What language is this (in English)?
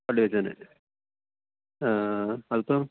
Malayalam